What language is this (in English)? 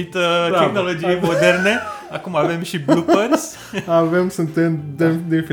Romanian